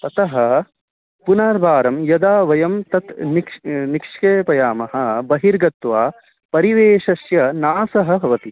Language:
Sanskrit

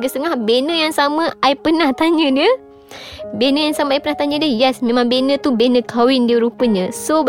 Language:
Malay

